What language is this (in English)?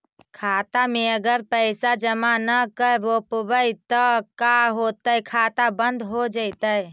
Magahi